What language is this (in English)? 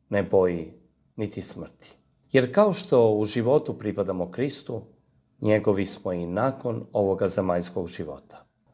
Croatian